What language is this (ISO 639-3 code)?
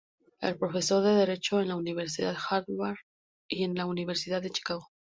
spa